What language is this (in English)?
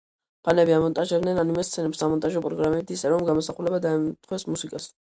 Georgian